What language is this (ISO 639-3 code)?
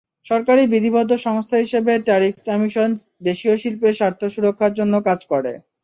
ben